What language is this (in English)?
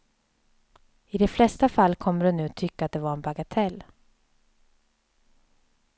Swedish